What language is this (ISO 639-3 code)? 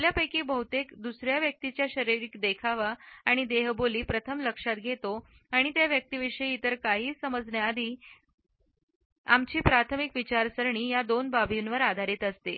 mar